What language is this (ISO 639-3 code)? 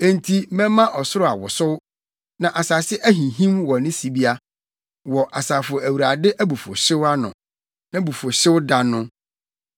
aka